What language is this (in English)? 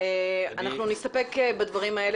Hebrew